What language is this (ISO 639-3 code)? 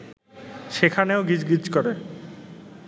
ben